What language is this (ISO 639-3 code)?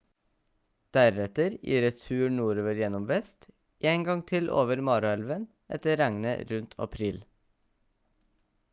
nob